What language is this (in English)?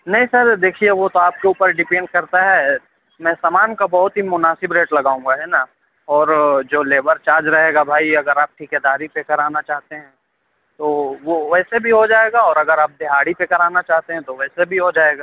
Urdu